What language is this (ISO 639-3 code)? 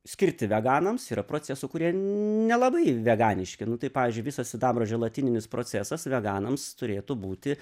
lit